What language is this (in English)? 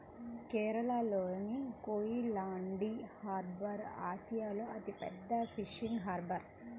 Telugu